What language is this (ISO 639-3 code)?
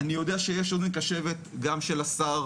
heb